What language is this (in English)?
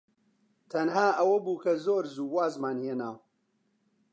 Central Kurdish